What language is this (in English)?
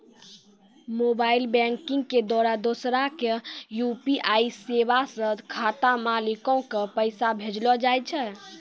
Maithili